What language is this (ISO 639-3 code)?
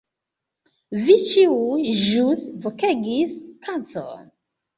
epo